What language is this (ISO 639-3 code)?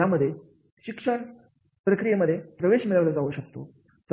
mar